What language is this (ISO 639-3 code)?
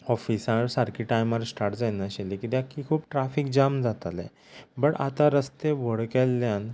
kok